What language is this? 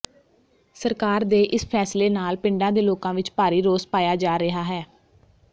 Punjabi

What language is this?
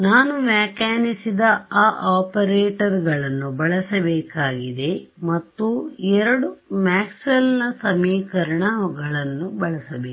Kannada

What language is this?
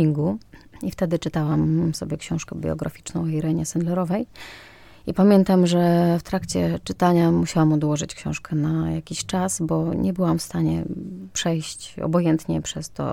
Polish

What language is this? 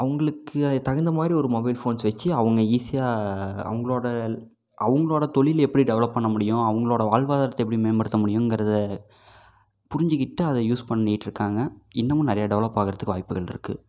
Tamil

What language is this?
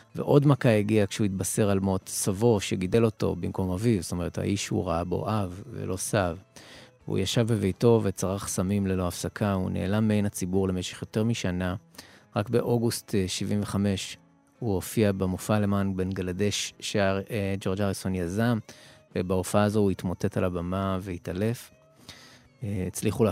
Hebrew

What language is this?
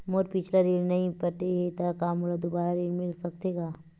Chhattisgarhi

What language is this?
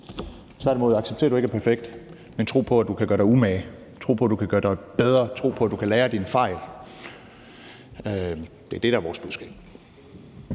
Danish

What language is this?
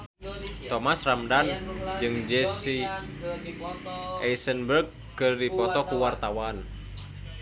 Sundanese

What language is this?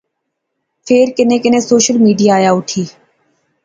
Pahari-Potwari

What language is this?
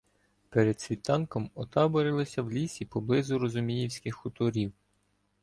Ukrainian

